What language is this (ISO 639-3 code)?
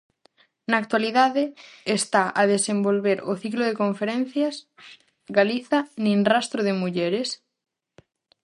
glg